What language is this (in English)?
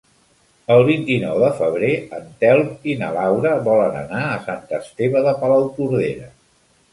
Catalan